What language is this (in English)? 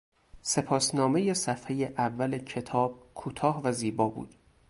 Persian